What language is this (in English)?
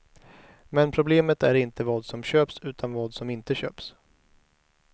Swedish